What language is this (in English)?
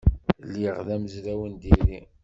Kabyle